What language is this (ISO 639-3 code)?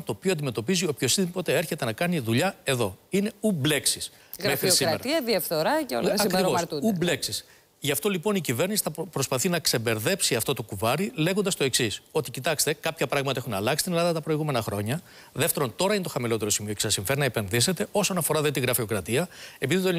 ell